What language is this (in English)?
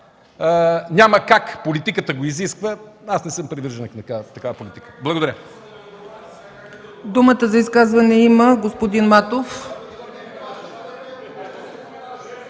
Bulgarian